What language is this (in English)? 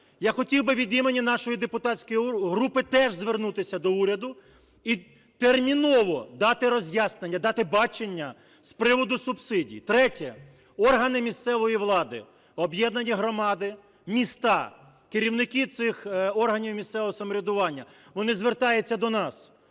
Ukrainian